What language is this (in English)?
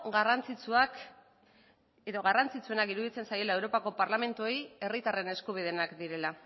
Basque